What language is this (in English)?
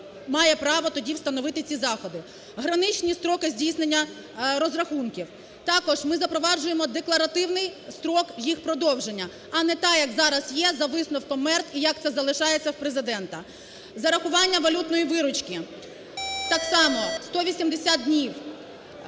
Ukrainian